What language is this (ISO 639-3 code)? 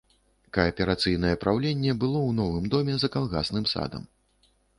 bel